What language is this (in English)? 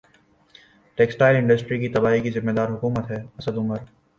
Urdu